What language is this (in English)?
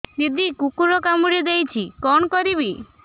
Odia